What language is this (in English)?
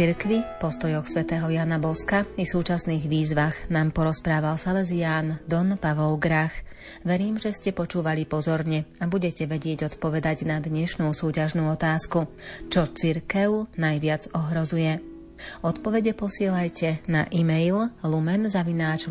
Slovak